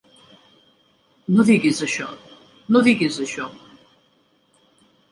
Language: Catalan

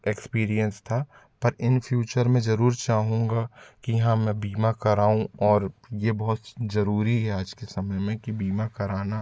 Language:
Hindi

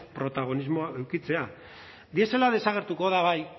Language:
Basque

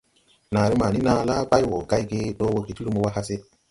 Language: Tupuri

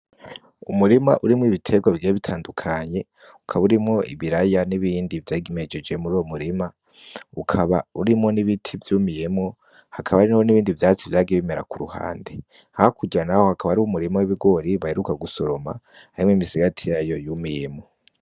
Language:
Rundi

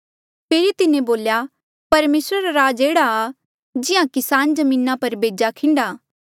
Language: Mandeali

